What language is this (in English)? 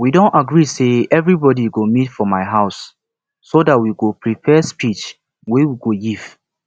Nigerian Pidgin